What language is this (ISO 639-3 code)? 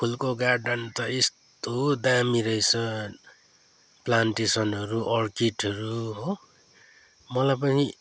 nep